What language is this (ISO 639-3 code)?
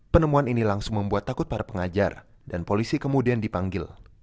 ind